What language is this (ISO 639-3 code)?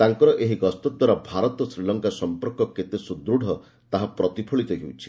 ori